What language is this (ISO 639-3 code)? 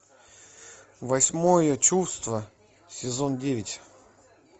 rus